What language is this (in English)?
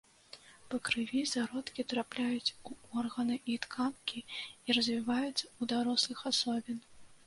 Belarusian